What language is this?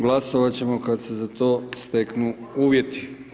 Croatian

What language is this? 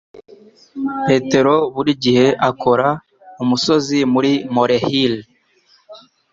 Kinyarwanda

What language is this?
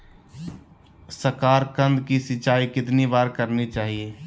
Magahi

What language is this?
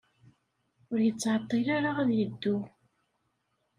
Kabyle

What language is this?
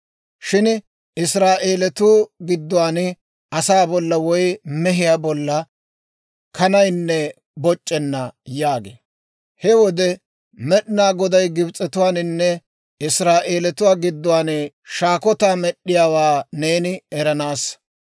Dawro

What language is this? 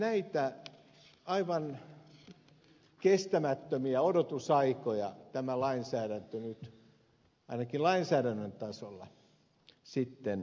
Finnish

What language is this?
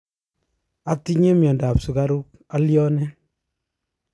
Kalenjin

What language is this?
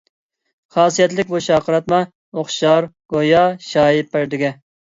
Uyghur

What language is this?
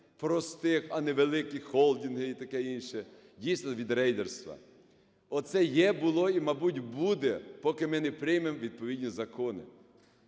Ukrainian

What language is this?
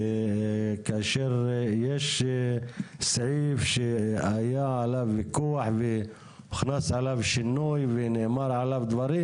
Hebrew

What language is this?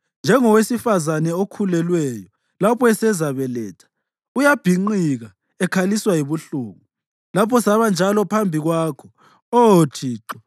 North Ndebele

